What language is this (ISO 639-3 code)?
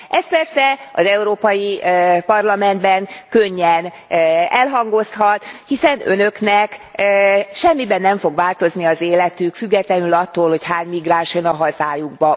hun